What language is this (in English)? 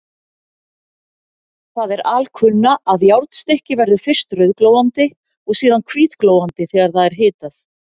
Icelandic